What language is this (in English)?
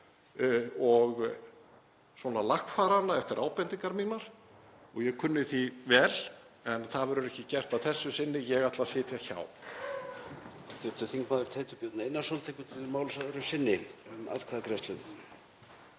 Icelandic